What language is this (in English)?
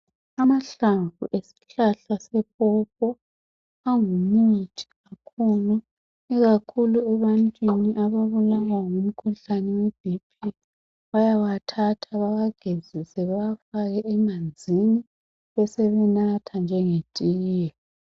North Ndebele